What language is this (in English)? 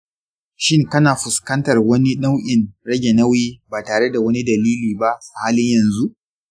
Hausa